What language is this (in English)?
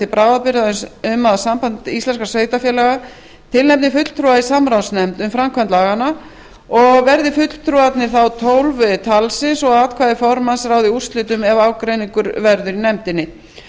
Icelandic